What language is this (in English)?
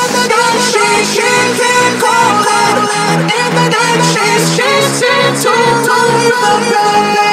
English